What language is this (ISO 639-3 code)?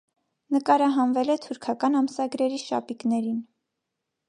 hye